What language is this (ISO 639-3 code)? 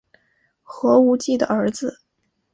zho